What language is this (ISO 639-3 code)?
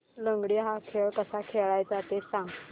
mar